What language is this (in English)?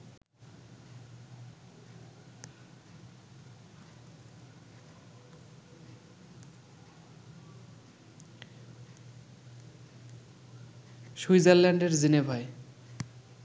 Bangla